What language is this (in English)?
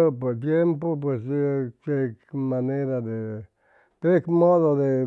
Chimalapa Zoque